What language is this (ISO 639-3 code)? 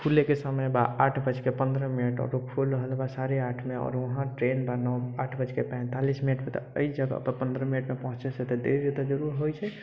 mai